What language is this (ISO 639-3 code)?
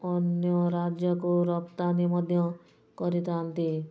ori